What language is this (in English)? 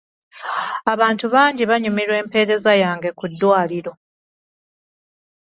Ganda